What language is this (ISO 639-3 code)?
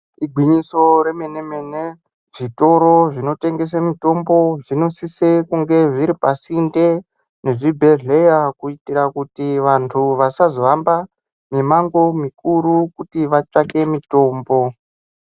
ndc